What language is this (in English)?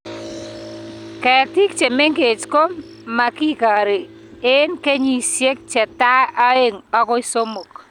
Kalenjin